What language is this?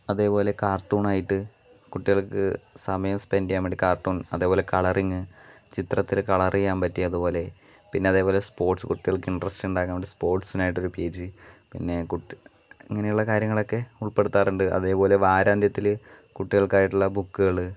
Malayalam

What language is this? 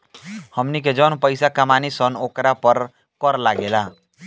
Bhojpuri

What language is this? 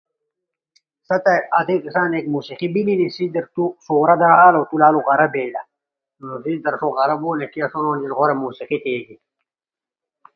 Ushojo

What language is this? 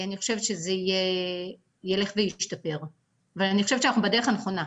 Hebrew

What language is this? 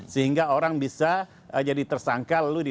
Indonesian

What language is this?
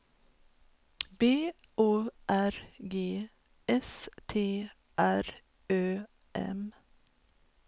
Swedish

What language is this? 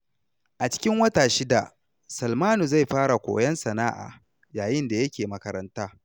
Hausa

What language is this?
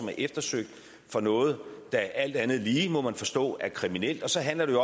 Danish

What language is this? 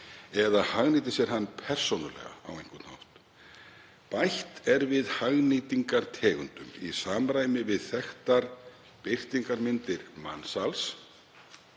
Icelandic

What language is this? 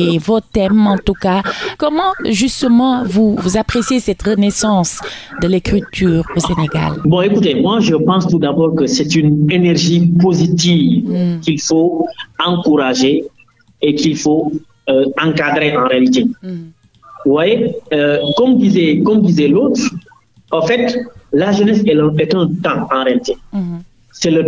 French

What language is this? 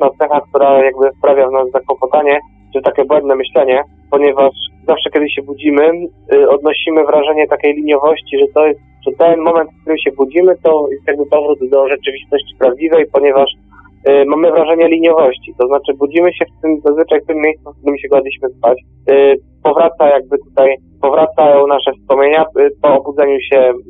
Polish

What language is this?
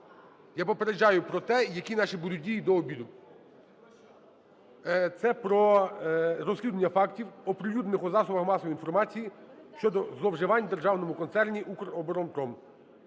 Ukrainian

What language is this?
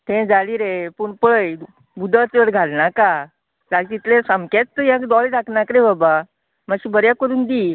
Konkani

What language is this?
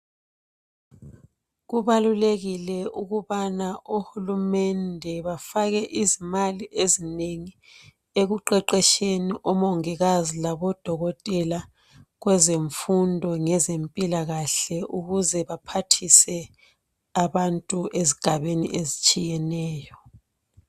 North Ndebele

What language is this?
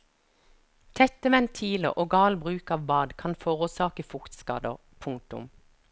Norwegian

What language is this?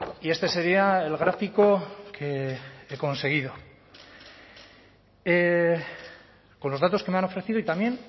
Spanish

